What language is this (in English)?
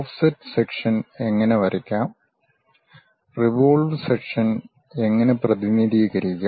Malayalam